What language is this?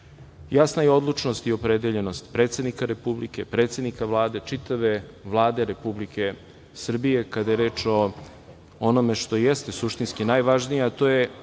Serbian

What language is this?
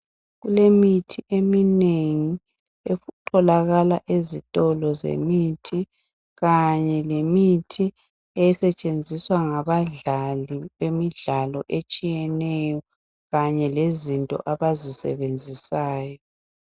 North Ndebele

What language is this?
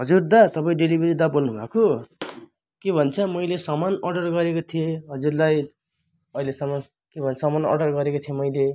Nepali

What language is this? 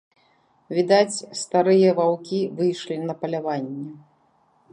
Belarusian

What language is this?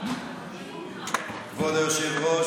Hebrew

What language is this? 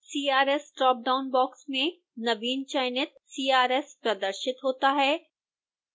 Hindi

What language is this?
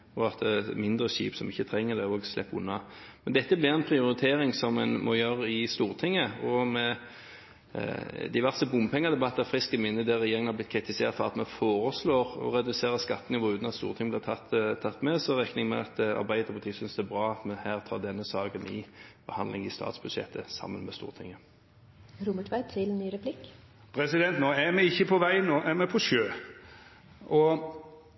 Norwegian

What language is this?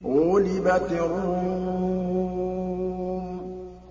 Arabic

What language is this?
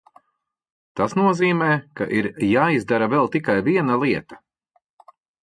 Latvian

